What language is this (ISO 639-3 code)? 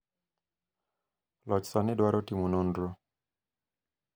luo